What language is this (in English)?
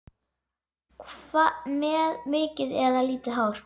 Icelandic